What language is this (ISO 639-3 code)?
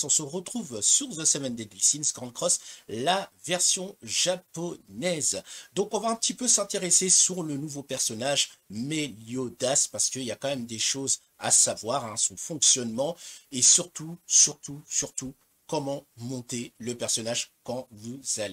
fra